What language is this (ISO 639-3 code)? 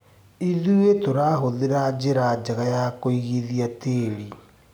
kik